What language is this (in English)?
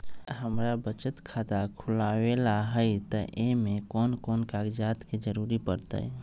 Magahi